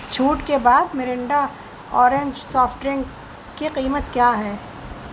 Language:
Urdu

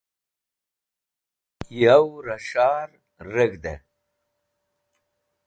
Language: Wakhi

